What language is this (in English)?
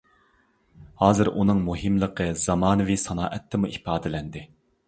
Uyghur